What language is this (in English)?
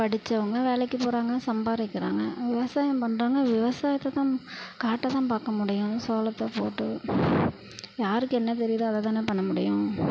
Tamil